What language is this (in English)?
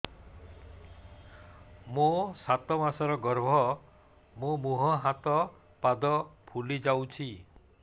Odia